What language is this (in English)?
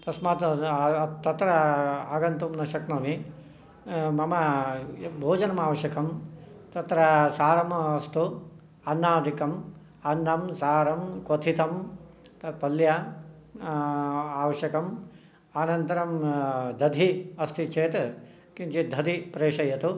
Sanskrit